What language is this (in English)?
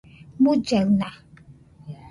Nüpode Huitoto